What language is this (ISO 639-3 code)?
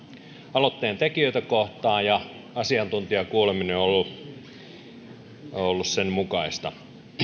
fin